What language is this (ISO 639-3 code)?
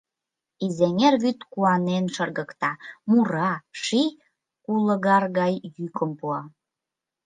chm